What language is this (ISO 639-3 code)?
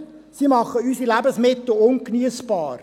gsw